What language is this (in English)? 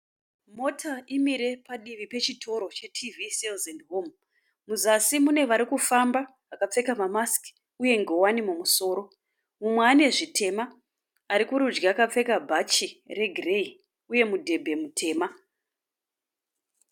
Shona